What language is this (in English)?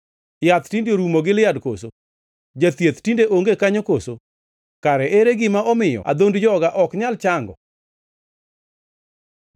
Luo (Kenya and Tanzania)